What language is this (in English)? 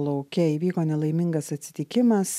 Lithuanian